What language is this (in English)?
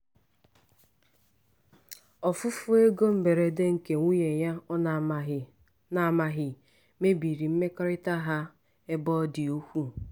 Igbo